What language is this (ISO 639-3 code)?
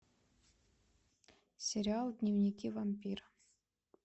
rus